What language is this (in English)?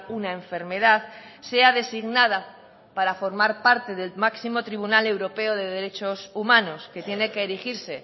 Spanish